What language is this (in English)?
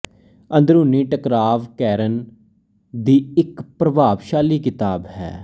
Punjabi